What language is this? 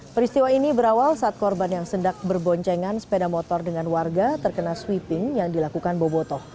Indonesian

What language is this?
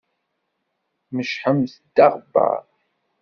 Kabyle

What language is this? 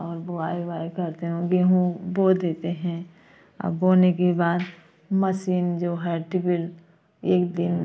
Hindi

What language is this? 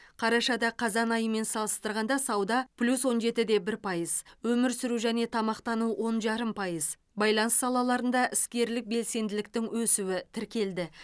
Kazakh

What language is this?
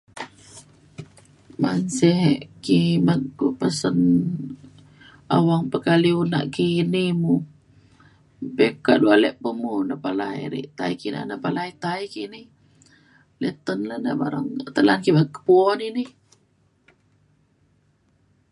Mainstream Kenyah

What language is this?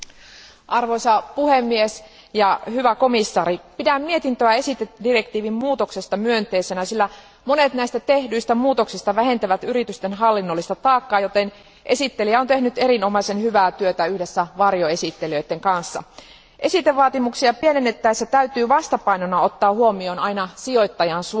Finnish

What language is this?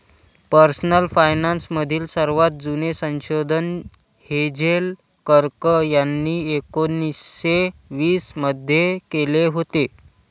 Marathi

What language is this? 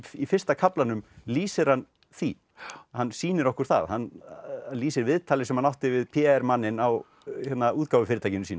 Icelandic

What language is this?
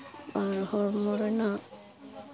Santali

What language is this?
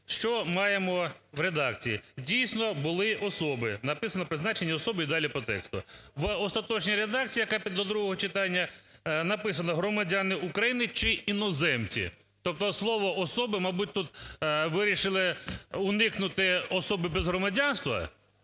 Ukrainian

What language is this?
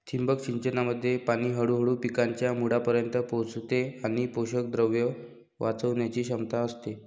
Marathi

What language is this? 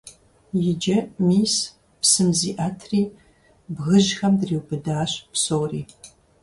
Kabardian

